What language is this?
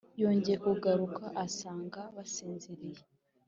Kinyarwanda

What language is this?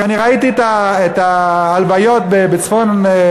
Hebrew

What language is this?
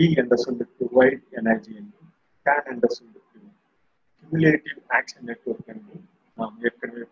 Tamil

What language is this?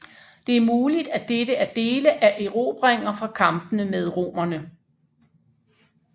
Danish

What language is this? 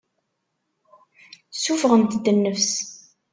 Kabyle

